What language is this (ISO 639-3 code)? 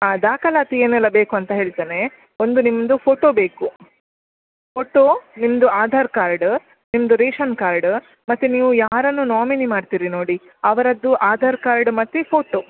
kan